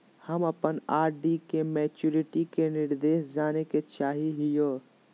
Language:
Magahi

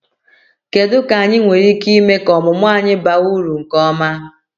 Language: Igbo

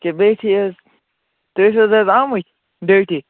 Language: Kashmiri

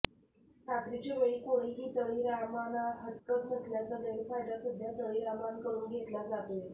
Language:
Marathi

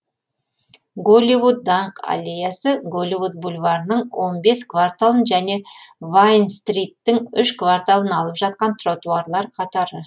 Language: Kazakh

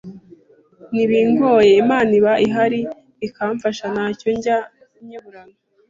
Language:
Kinyarwanda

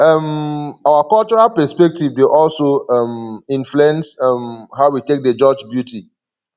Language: Nigerian Pidgin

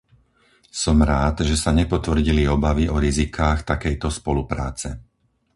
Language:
Slovak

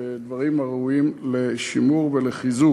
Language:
Hebrew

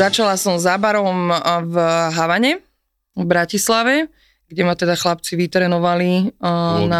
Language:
Slovak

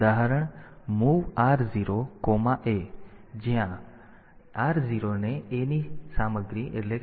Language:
Gujarati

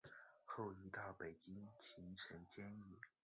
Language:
Chinese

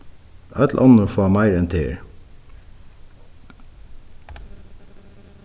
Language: Faroese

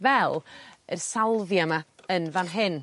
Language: Welsh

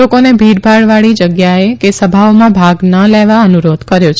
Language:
Gujarati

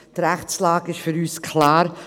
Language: Swiss German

